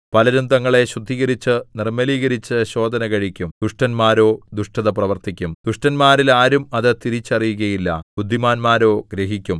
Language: Malayalam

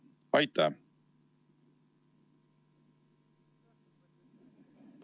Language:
Estonian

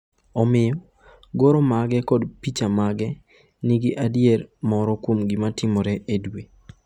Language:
Luo (Kenya and Tanzania)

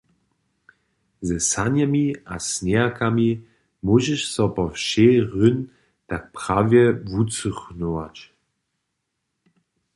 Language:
Upper Sorbian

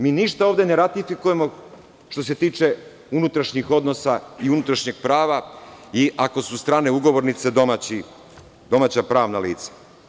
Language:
Serbian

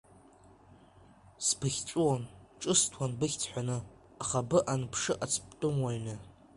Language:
Abkhazian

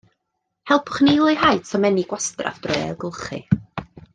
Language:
Welsh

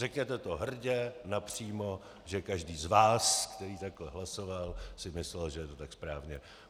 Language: Czech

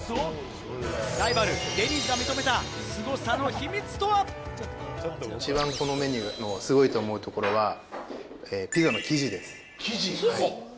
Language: Japanese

